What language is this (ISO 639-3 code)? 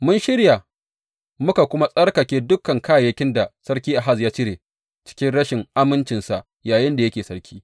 hau